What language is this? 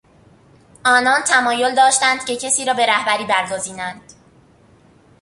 Persian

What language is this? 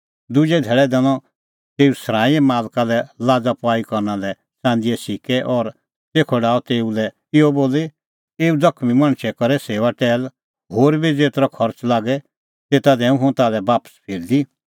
Kullu Pahari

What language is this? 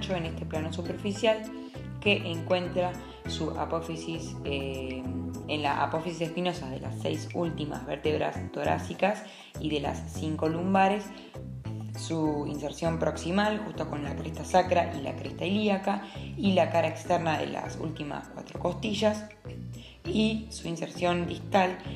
Spanish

